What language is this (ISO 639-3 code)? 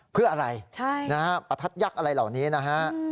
tha